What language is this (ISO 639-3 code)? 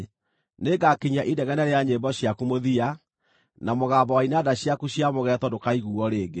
kik